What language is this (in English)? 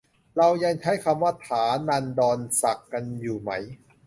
Thai